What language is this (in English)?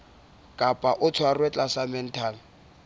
Southern Sotho